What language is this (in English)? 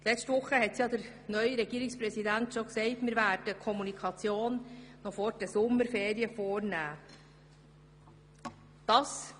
Swiss German